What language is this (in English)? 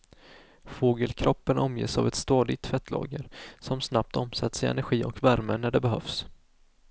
Swedish